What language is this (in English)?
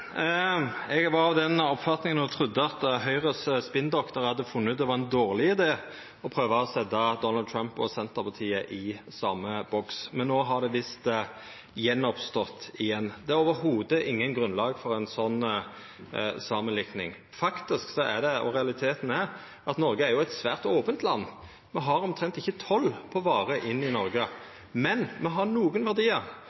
Norwegian